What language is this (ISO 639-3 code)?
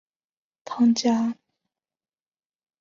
zho